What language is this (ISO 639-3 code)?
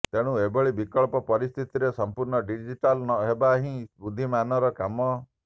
ori